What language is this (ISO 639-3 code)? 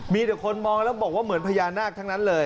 tha